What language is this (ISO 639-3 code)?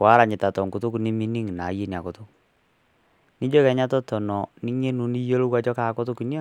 mas